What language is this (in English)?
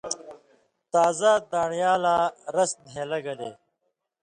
Indus Kohistani